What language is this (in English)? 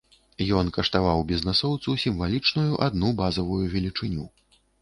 Belarusian